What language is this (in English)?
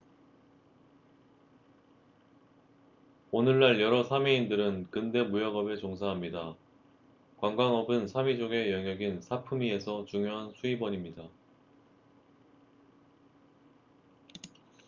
Korean